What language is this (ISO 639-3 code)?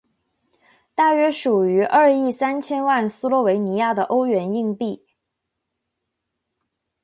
zho